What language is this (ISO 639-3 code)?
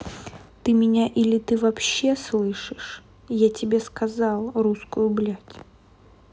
rus